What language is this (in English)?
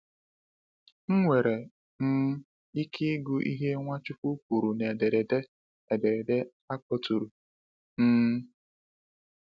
Igbo